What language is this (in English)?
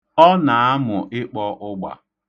Igbo